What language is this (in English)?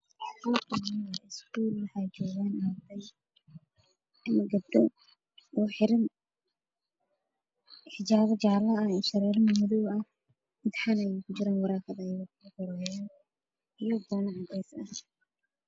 Somali